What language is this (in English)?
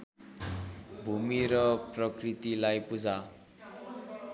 Nepali